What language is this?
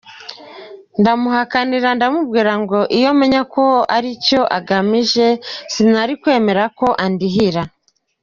Kinyarwanda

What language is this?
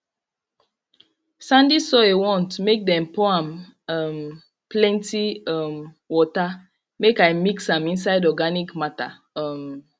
Nigerian Pidgin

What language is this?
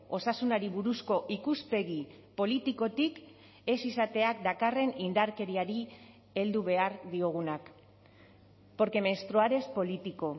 Basque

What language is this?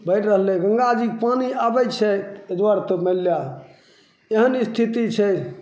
Maithili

